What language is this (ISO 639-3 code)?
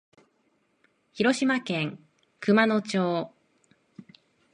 jpn